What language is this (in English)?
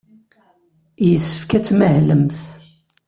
Kabyle